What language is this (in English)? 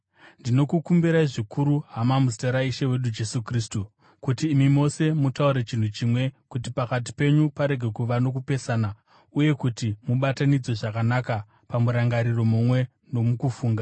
Shona